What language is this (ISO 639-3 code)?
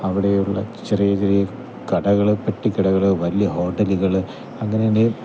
mal